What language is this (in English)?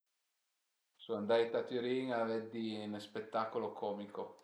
Piedmontese